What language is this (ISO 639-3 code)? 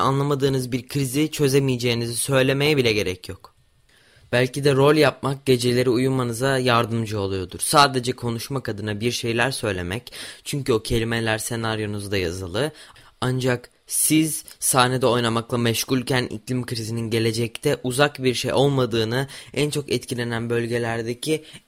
tur